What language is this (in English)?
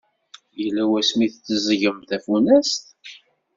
Kabyle